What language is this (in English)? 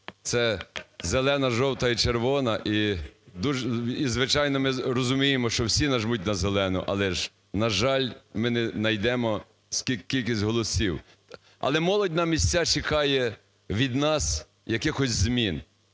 Ukrainian